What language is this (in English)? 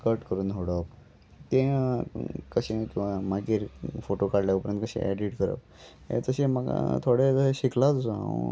Konkani